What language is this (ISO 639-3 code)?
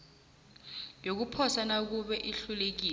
nbl